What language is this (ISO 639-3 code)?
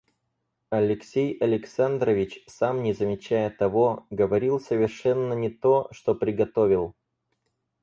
rus